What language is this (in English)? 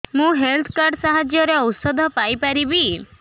Odia